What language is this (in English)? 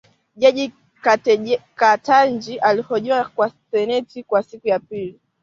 Swahili